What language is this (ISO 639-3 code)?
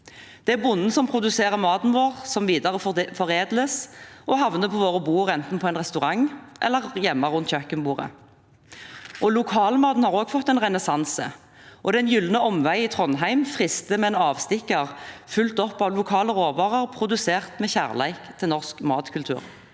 nor